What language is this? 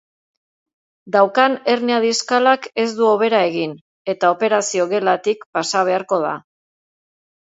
Basque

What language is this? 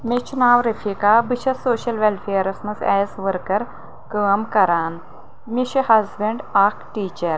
Kashmiri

